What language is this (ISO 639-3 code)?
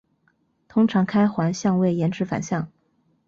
zho